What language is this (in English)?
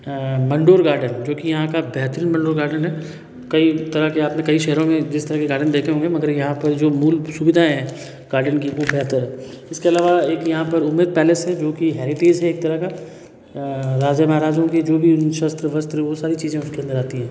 Hindi